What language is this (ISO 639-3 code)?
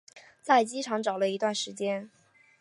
zho